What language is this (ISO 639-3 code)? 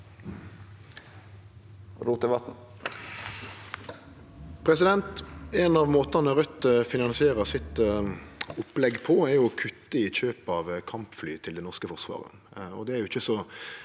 nor